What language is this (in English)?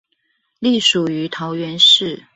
Chinese